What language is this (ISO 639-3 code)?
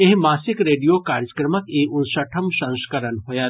mai